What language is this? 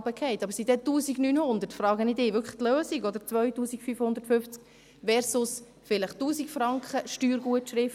Swiss German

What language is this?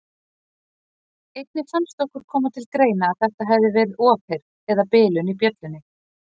Icelandic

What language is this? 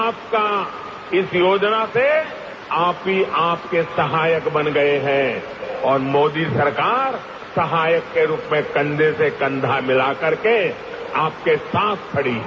Hindi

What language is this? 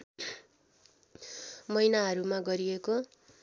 Nepali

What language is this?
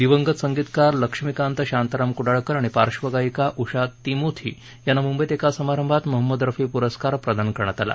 Marathi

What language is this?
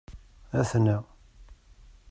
Kabyle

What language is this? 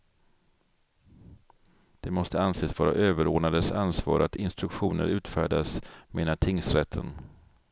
Swedish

